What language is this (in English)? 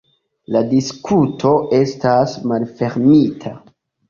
Esperanto